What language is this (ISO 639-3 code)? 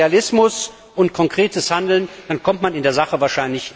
deu